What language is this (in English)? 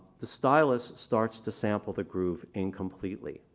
English